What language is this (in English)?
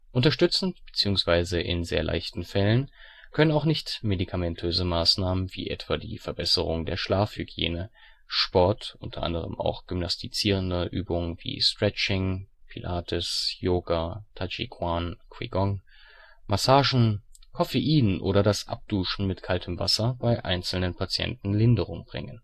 German